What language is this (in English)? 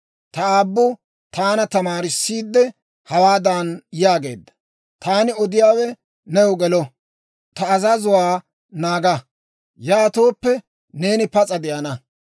Dawro